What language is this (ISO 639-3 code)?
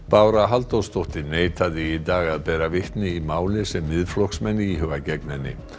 isl